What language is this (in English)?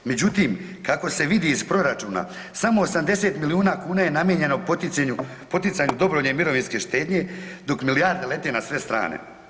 Croatian